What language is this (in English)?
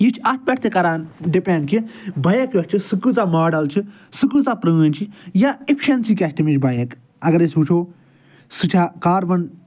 Kashmiri